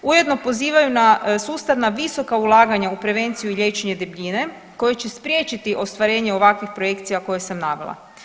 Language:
Croatian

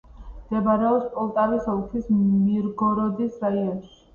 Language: Georgian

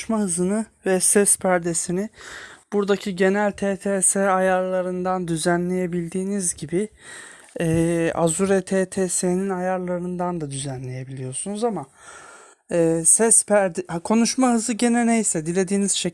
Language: Turkish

